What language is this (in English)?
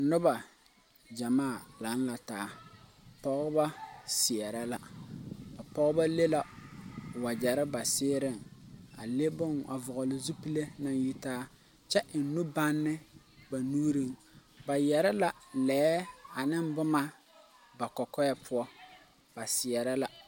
Southern Dagaare